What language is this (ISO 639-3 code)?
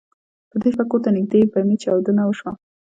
pus